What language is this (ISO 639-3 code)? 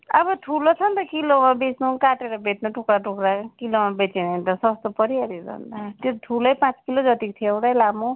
nep